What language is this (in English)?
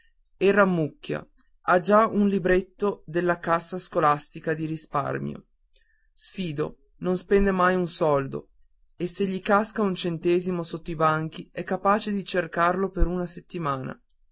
Italian